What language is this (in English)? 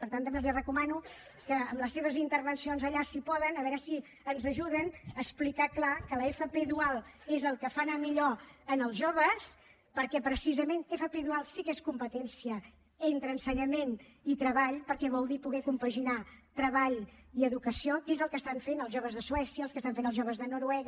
Catalan